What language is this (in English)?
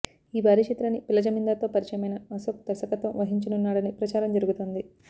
Telugu